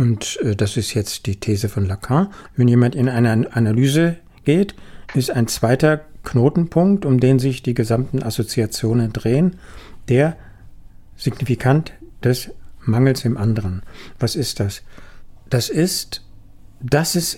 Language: German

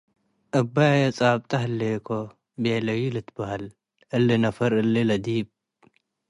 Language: Tigre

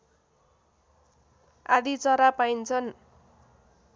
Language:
Nepali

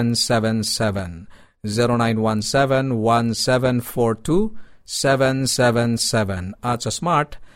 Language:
Filipino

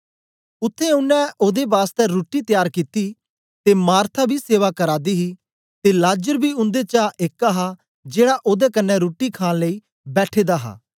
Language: Dogri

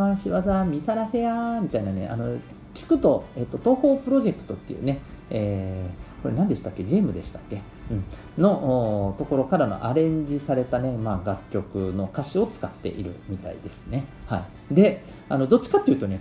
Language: Japanese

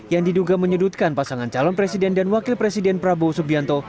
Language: Indonesian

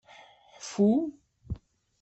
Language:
Kabyle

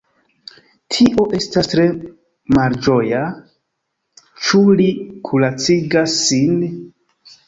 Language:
Esperanto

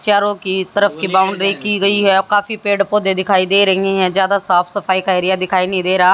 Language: Hindi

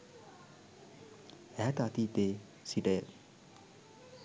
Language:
Sinhala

